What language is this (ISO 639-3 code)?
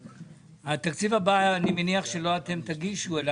heb